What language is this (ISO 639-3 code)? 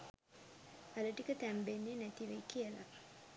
sin